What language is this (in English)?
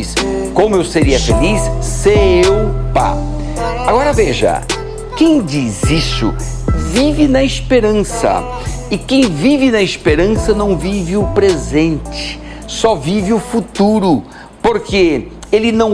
Portuguese